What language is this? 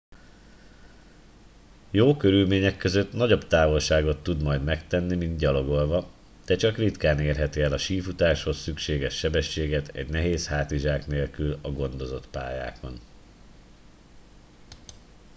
Hungarian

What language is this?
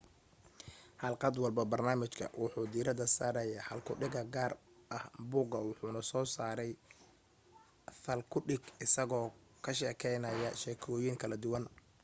Somali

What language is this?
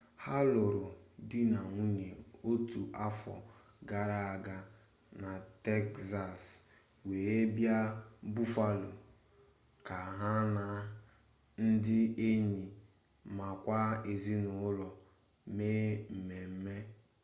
Igbo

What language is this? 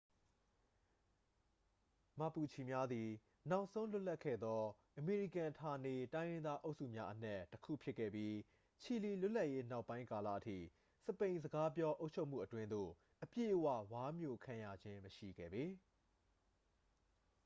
Burmese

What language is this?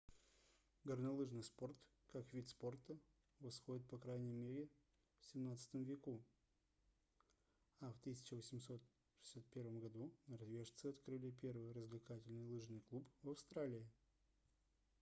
Russian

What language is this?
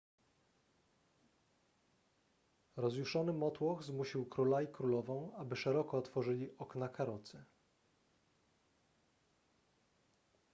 Polish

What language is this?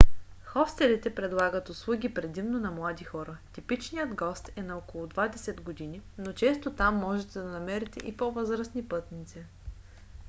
Bulgarian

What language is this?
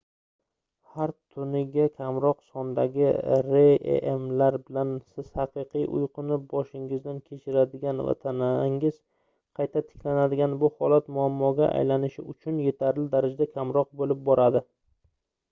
Uzbek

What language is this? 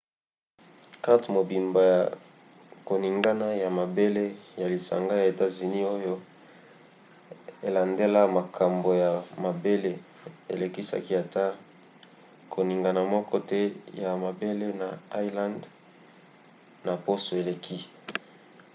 Lingala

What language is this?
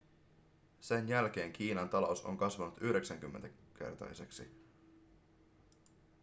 Finnish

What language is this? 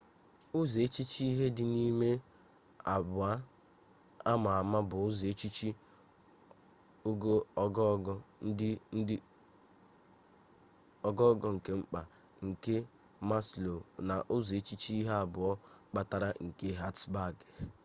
Igbo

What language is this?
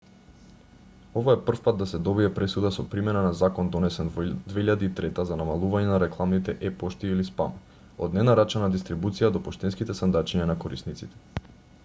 Macedonian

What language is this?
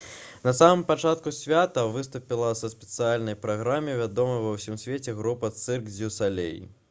Belarusian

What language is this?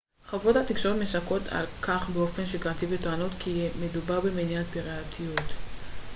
Hebrew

